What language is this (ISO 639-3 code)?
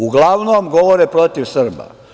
srp